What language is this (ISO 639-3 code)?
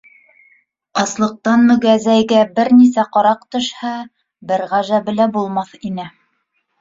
bak